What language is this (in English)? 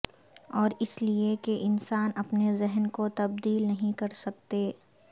Urdu